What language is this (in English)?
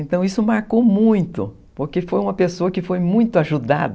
Portuguese